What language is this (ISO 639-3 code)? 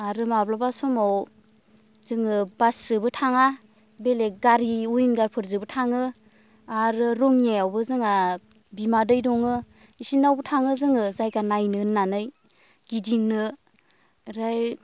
brx